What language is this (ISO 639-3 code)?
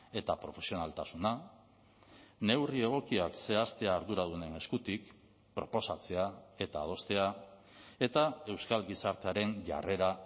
eus